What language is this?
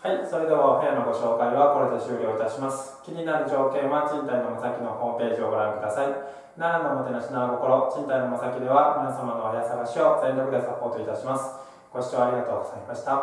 Japanese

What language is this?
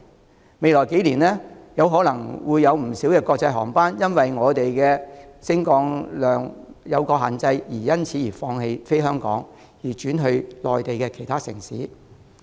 Cantonese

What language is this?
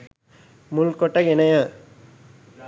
Sinhala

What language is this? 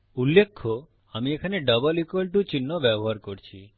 Bangla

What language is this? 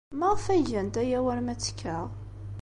Kabyle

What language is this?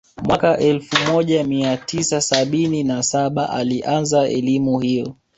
Swahili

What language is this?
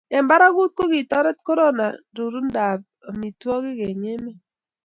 Kalenjin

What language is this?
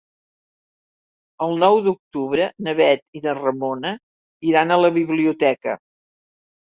Catalan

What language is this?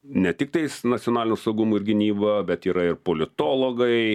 Lithuanian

